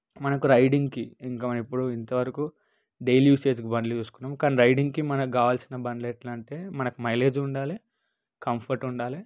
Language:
Telugu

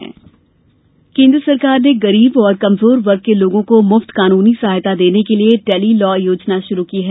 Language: Hindi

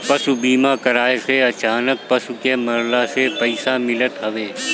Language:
Bhojpuri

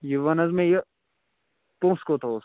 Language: Kashmiri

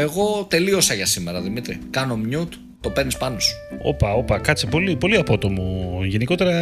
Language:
Greek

